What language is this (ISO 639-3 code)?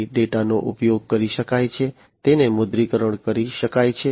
guj